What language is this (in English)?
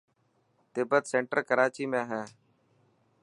Dhatki